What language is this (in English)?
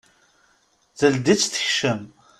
Kabyle